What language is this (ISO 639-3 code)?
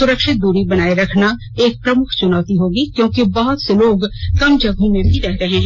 hin